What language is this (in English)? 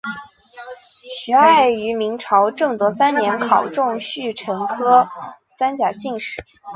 Chinese